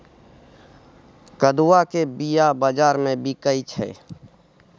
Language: Maithili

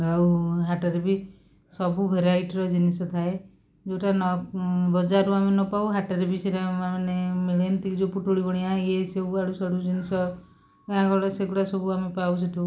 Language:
Odia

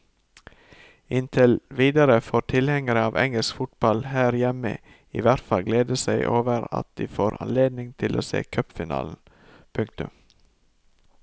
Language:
Norwegian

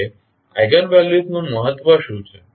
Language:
Gujarati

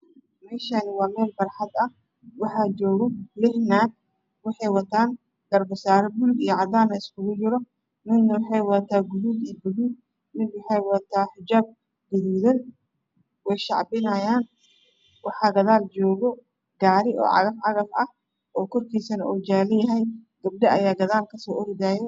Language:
Somali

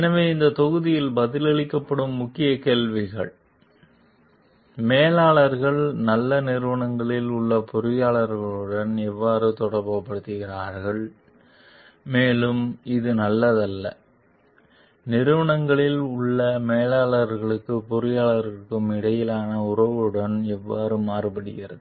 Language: Tamil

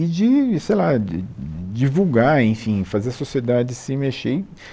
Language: Portuguese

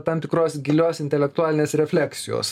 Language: Lithuanian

